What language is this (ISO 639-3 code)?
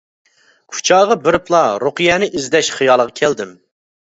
uig